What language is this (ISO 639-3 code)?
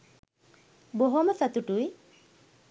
sin